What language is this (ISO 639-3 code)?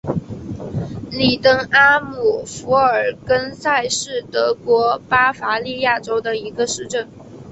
zho